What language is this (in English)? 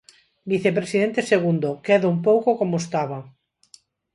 Galician